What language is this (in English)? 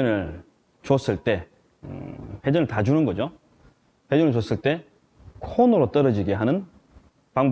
Korean